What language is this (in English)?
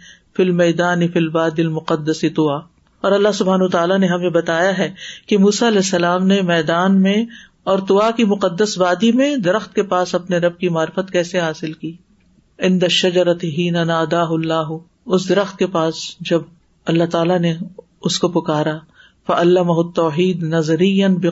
Urdu